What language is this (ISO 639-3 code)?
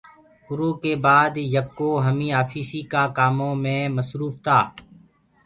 ggg